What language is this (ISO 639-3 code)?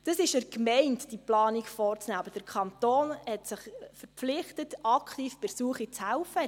gsw